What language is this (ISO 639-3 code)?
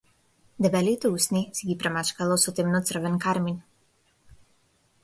mkd